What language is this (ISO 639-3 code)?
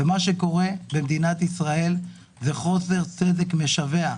heb